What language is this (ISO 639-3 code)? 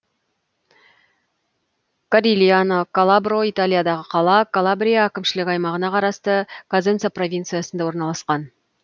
kaz